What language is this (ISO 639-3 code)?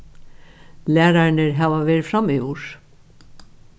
fao